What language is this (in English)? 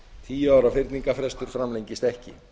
Icelandic